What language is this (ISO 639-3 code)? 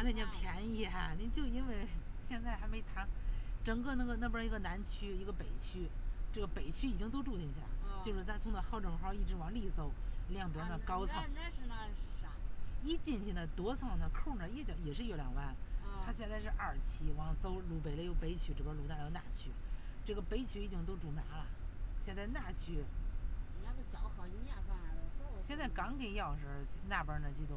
zho